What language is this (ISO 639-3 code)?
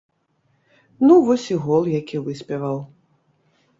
bel